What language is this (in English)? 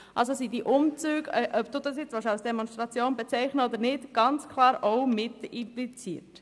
Swiss German